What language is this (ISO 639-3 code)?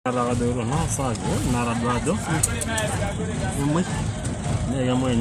mas